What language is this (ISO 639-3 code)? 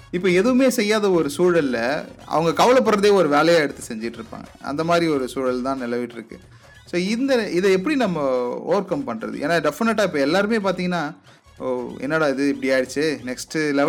tam